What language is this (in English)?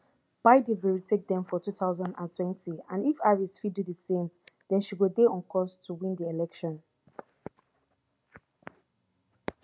Nigerian Pidgin